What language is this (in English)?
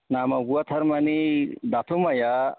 Bodo